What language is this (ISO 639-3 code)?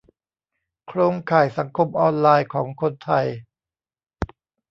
tha